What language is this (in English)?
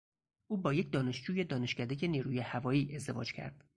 Persian